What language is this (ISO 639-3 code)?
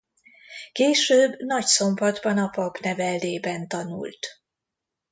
hun